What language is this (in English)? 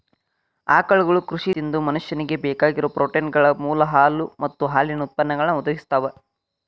Kannada